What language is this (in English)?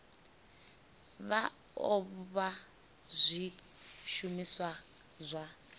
Venda